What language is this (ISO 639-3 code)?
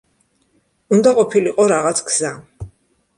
kat